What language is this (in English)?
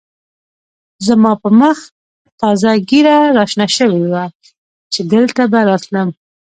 Pashto